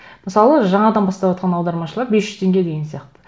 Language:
Kazakh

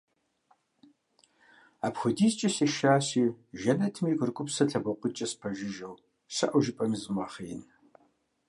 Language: Kabardian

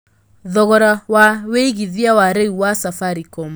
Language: Kikuyu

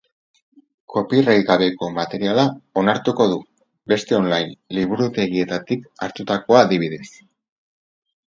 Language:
Basque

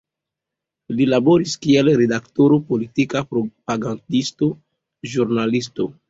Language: Esperanto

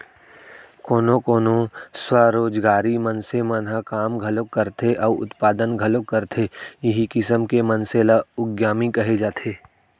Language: Chhattisgarhi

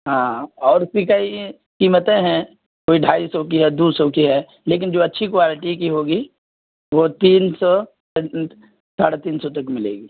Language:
Urdu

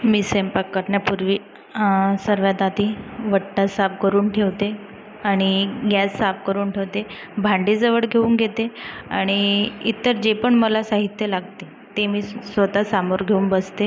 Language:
Marathi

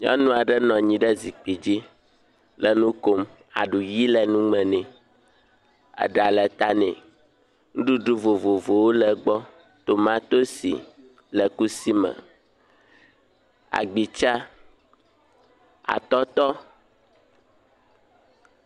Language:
Ewe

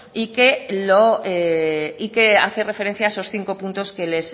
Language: Spanish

